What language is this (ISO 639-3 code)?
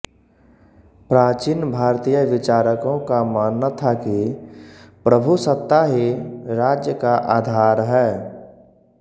hin